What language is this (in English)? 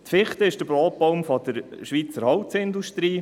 Swiss German